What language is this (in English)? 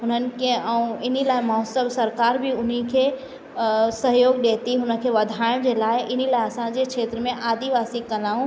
Sindhi